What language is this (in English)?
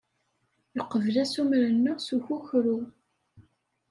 Kabyle